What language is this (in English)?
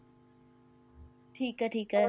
Punjabi